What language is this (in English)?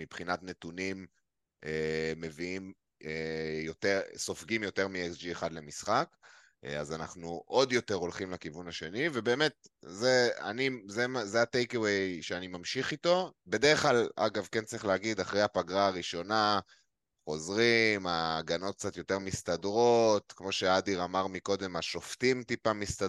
Hebrew